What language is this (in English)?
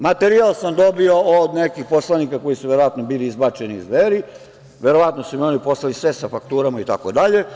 Serbian